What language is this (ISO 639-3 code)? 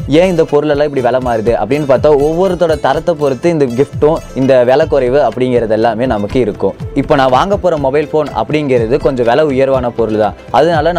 tam